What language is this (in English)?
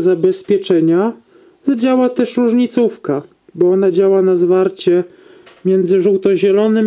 Polish